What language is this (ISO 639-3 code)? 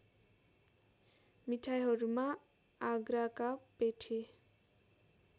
nep